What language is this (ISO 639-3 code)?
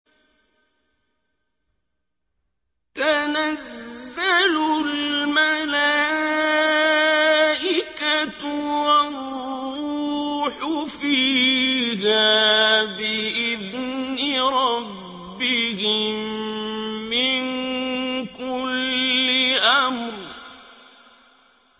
ara